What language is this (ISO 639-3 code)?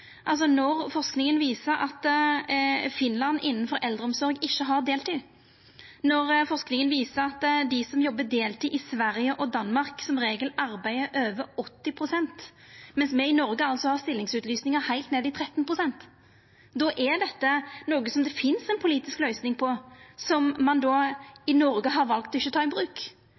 nno